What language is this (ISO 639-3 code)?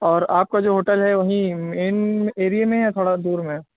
urd